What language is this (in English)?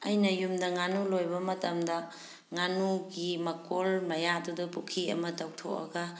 Manipuri